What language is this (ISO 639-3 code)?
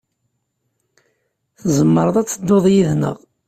kab